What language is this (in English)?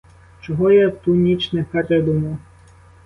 Ukrainian